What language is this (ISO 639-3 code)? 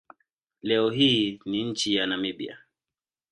swa